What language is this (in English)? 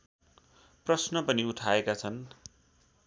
Nepali